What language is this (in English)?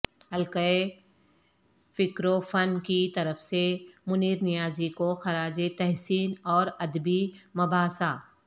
Urdu